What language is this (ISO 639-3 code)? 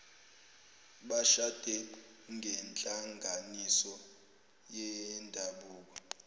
zul